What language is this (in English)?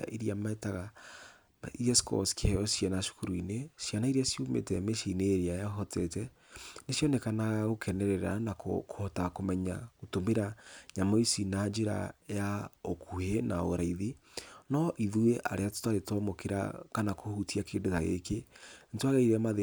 Kikuyu